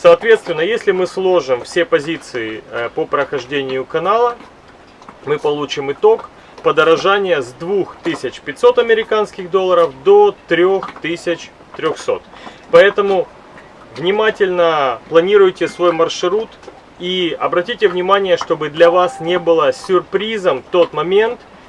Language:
Russian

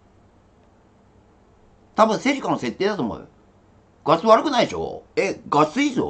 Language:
Japanese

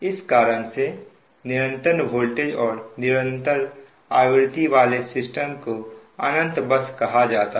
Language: Hindi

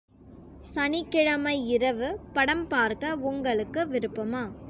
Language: Tamil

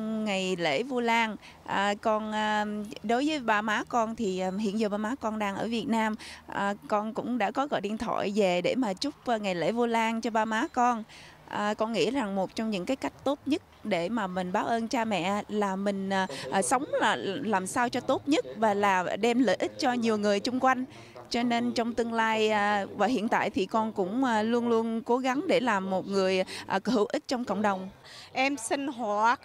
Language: Vietnamese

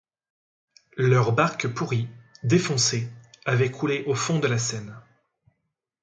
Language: French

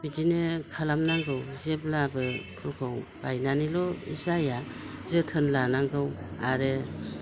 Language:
Bodo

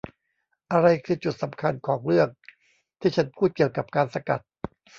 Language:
Thai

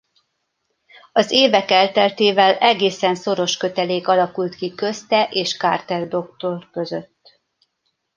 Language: Hungarian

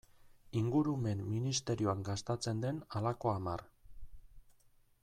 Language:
Basque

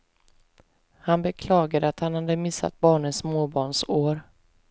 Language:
Swedish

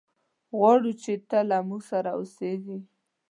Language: Pashto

